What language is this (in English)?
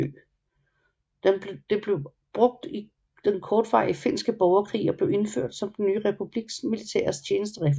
Danish